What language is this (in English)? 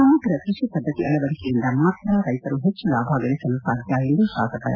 Kannada